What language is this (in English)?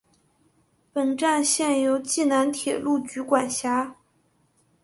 Chinese